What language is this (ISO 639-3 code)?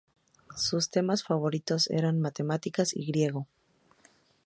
spa